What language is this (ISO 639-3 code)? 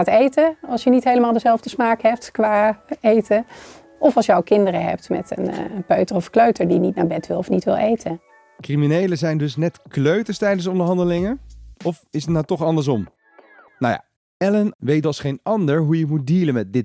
nld